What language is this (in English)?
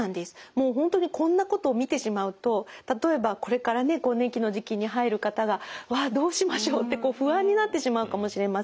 Japanese